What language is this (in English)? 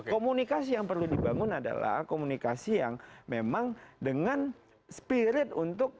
Indonesian